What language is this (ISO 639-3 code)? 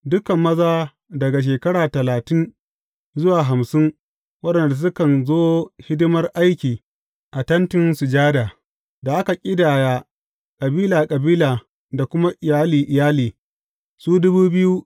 hau